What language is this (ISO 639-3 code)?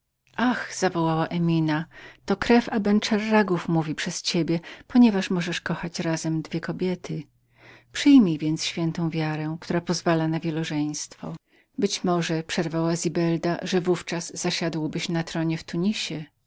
pol